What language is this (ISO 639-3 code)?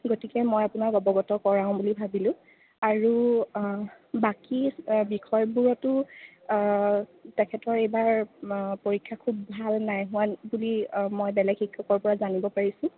asm